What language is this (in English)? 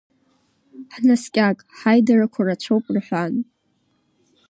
Abkhazian